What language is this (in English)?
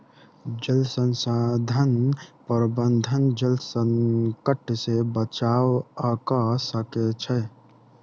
Maithili